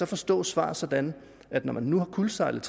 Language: Danish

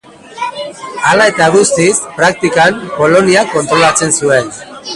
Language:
Basque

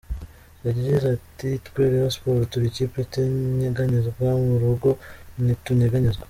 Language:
Kinyarwanda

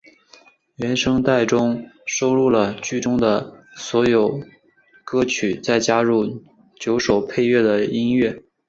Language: Chinese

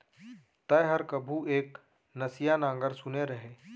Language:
Chhattisgarhi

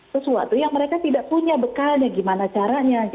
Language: Indonesian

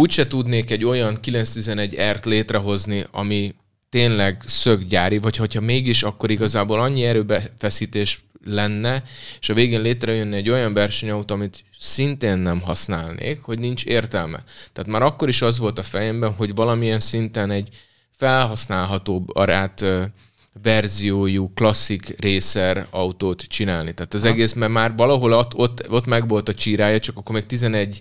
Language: Hungarian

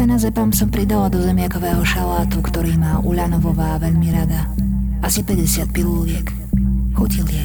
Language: Slovak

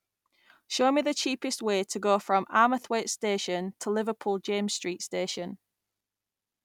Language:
English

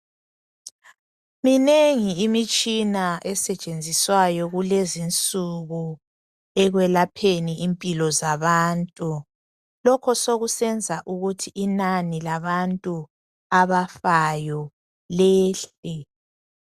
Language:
North Ndebele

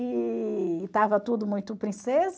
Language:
Portuguese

